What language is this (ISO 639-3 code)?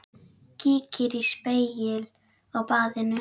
isl